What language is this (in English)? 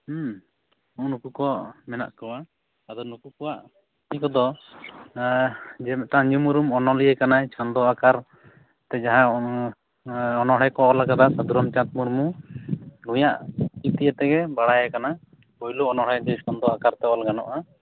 Santali